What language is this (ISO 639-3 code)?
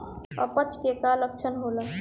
bho